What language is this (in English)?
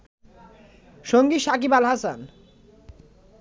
Bangla